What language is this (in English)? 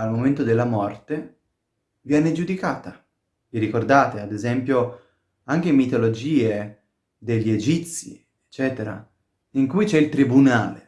Italian